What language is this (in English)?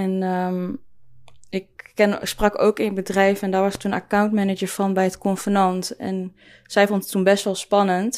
Dutch